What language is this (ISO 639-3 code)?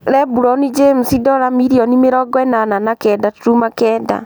kik